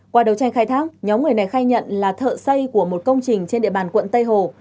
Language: Vietnamese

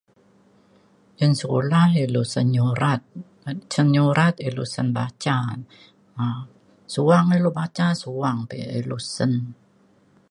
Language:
Mainstream Kenyah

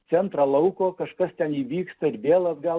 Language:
Lithuanian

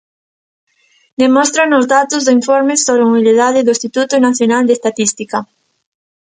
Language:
Galician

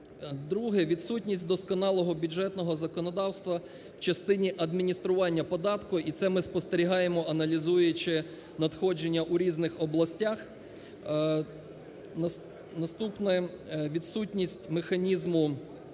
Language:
Ukrainian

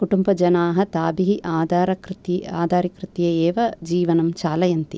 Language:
Sanskrit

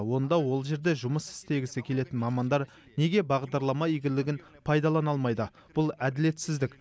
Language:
Kazakh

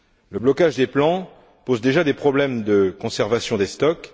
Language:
French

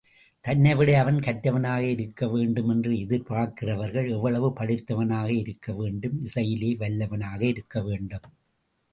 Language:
Tamil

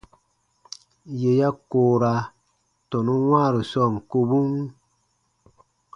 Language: Baatonum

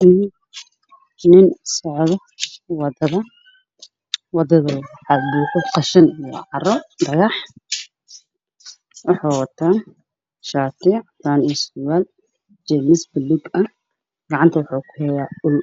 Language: Somali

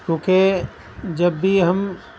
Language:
Urdu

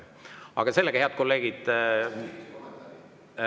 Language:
Estonian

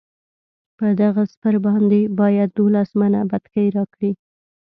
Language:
Pashto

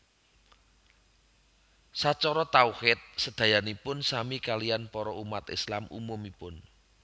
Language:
Javanese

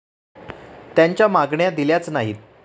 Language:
Marathi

